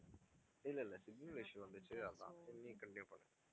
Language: Tamil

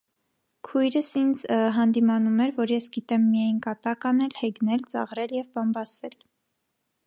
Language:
Armenian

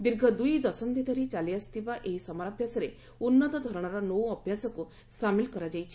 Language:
Odia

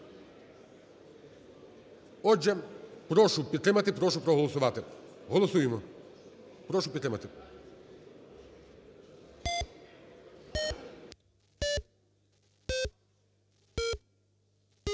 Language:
Ukrainian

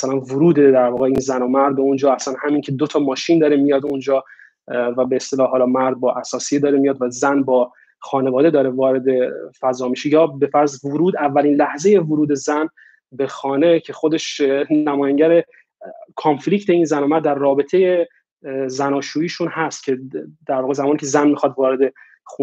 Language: Persian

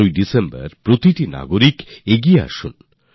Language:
Bangla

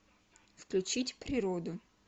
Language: Russian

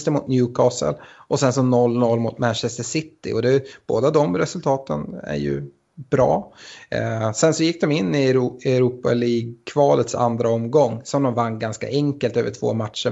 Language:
Swedish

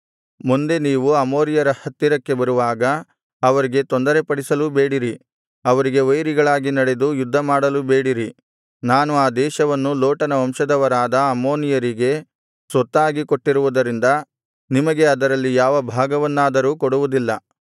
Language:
Kannada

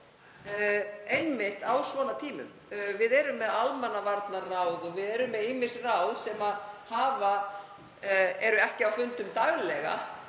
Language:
Icelandic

